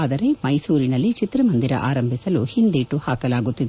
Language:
Kannada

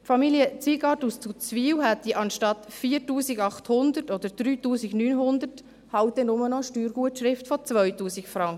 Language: Swiss German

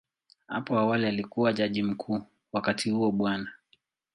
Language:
Swahili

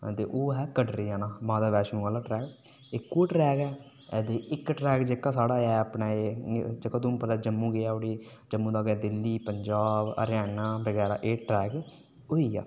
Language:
Dogri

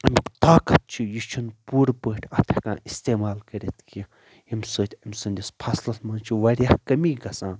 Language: Kashmiri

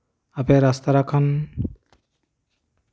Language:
Santali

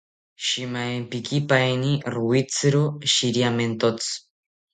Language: South Ucayali Ashéninka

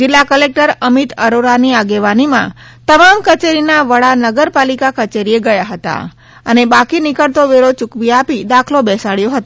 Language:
Gujarati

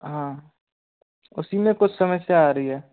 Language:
Hindi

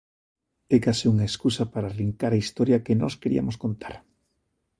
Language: Galician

